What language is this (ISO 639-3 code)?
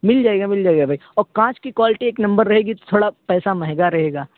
urd